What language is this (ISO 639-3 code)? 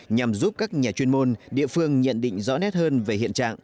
vie